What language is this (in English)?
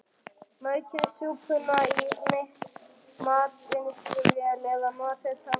Icelandic